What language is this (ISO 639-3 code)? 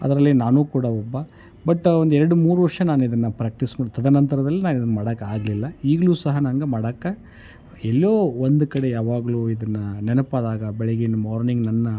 kan